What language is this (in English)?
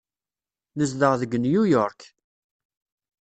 Kabyle